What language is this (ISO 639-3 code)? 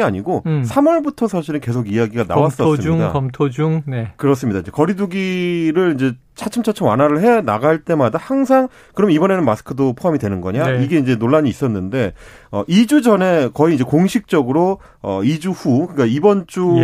kor